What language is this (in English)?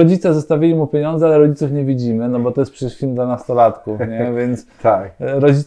Polish